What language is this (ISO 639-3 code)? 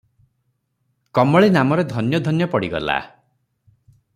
ori